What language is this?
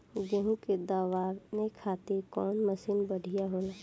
Bhojpuri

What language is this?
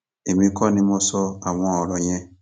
Yoruba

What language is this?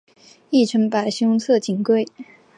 Chinese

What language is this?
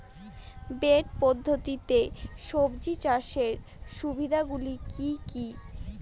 Bangla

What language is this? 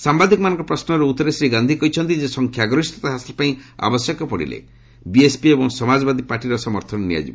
Odia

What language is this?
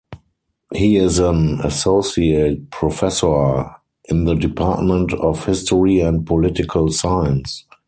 English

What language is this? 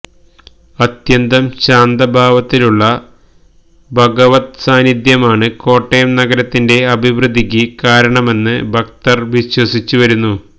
Malayalam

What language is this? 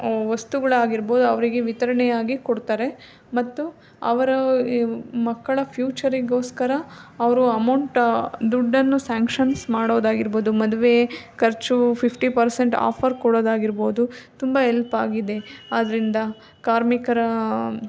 Kannada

